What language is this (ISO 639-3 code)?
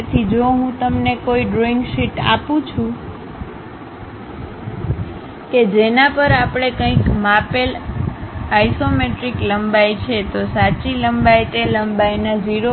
guj